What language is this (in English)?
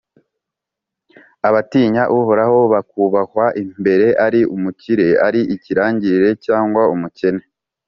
Kinyarwanda